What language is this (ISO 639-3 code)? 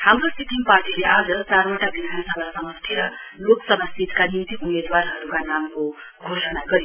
nep